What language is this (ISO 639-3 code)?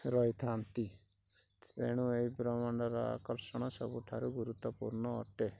ori